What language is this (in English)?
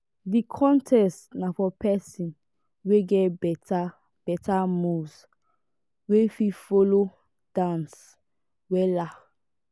Nigerian Pidgin